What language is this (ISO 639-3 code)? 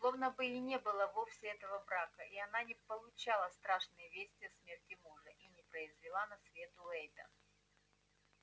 rus